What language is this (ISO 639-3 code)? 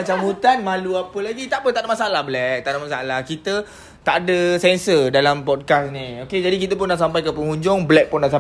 msa